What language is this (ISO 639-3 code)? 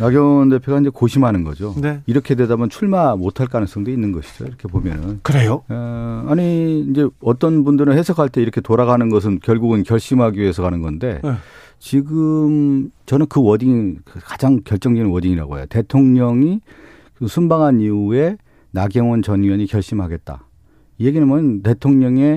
kor